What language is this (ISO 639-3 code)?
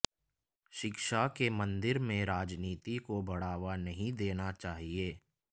hin